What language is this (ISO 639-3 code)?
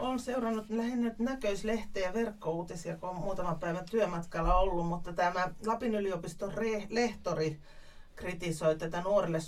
fin